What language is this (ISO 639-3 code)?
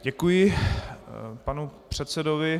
ces